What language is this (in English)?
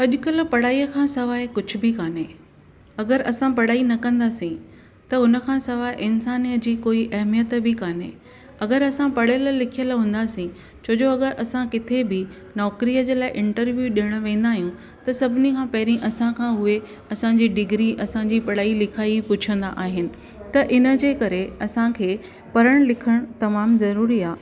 Sindhi